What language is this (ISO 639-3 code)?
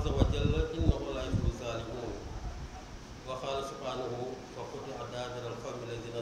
ind